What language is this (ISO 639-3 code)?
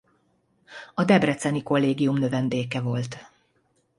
hun